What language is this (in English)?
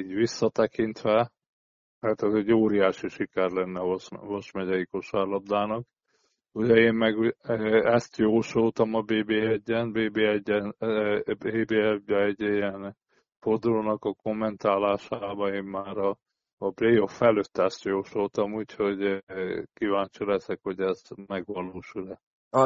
Hungarian